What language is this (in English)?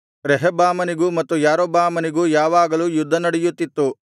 Kannada